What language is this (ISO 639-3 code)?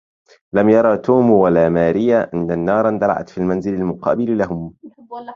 ara